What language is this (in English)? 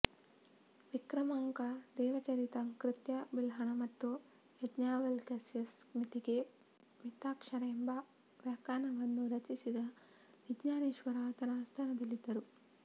Kannada